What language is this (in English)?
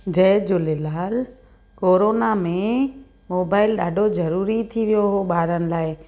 Sindhi